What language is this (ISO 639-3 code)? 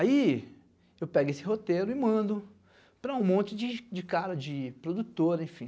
por